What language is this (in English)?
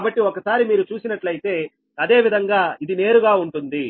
Telugu